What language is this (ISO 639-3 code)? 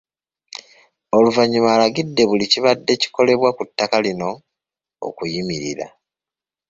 lug